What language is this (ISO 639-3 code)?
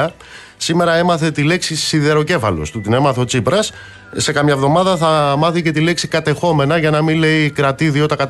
ell